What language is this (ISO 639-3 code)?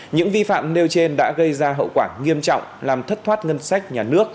vie